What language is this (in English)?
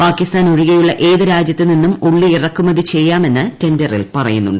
Malayalam